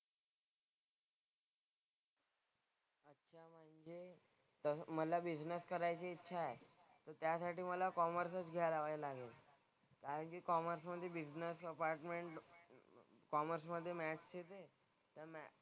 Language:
Marathi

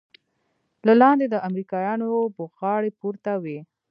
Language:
Pashto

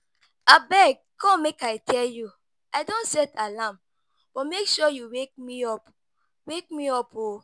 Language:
Nigerian Pidgin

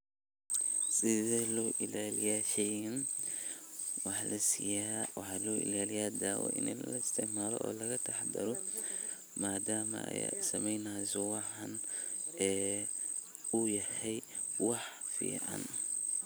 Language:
Somali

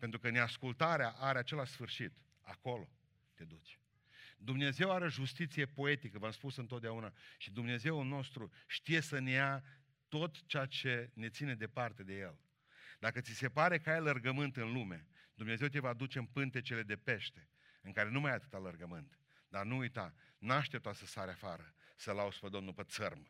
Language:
Romanian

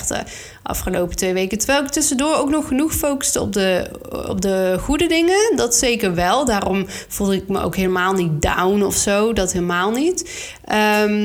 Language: Dutch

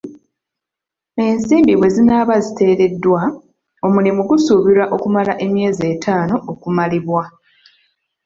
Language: Ganda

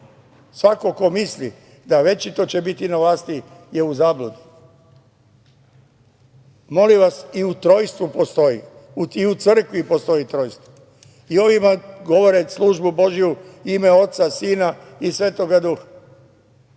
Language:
Serbian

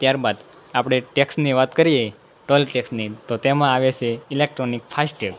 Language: Gujarati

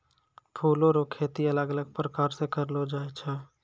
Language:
Maithili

